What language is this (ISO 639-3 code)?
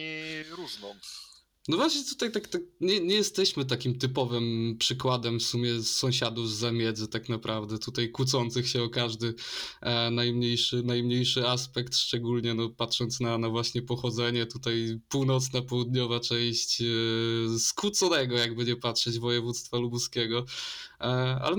pol